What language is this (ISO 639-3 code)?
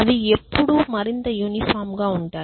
tel